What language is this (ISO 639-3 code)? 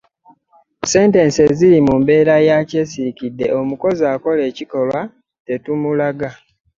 lug